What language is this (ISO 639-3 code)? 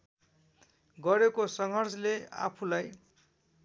nep